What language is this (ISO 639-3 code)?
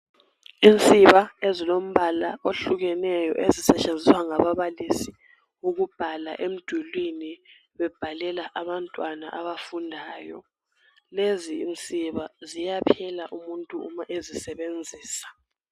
nde